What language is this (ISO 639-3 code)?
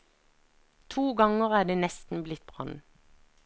nor